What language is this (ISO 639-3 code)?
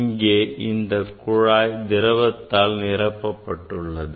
tam